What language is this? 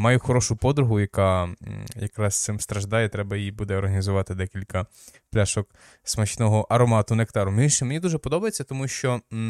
Ukrainian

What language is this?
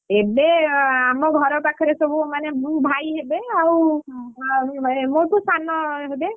Odia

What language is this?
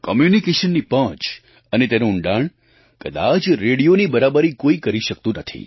Gujarati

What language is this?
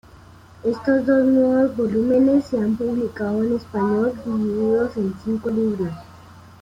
Spanish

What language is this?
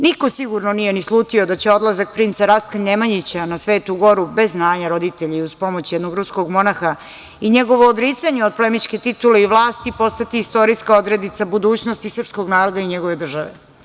Serbian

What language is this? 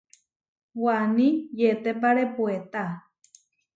Huarijio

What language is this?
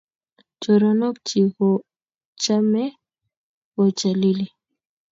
Kalenjin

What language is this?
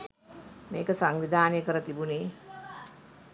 Sinhala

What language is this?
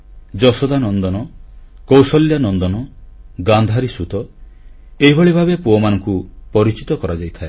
Odia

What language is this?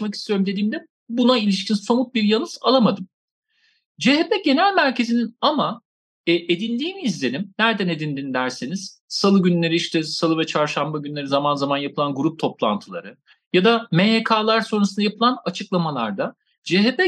Turkish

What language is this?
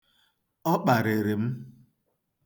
Igbo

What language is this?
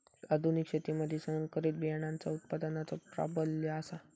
Marathi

